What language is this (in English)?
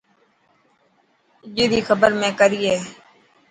Dhatki